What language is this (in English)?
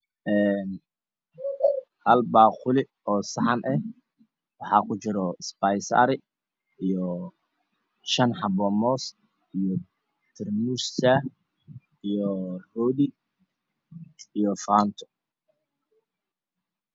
Somali